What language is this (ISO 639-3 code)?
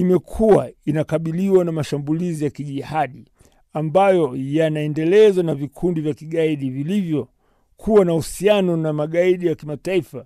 swa